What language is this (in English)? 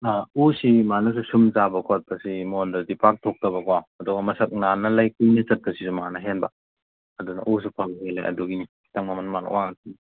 Manipuri